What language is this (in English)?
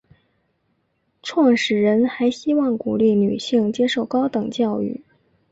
Chinese